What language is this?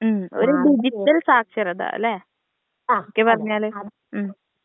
Malayalam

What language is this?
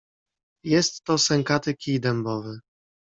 Polish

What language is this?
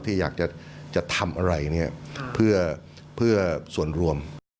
Thai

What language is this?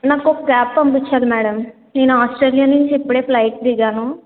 Telugu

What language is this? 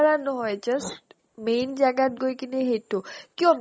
Assamese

